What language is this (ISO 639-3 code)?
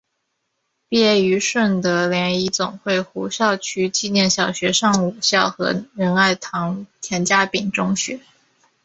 zho